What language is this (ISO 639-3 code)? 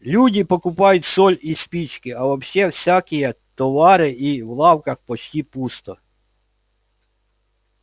rus